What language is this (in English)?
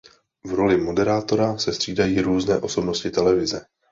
Czech